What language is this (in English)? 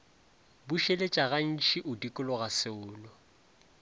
Northern Sotho